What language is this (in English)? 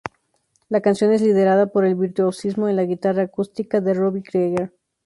Spanish